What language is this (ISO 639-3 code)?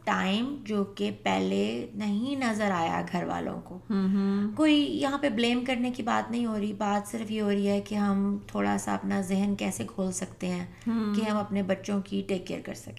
urd